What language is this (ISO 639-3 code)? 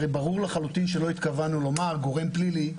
heb